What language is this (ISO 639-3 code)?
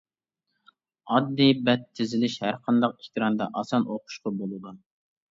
uig